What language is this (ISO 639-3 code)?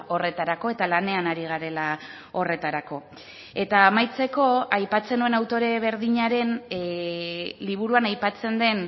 eus